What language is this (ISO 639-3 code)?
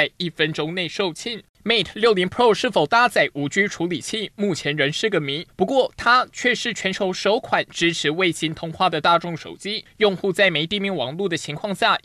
zho